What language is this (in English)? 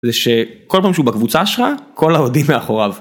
Hebrew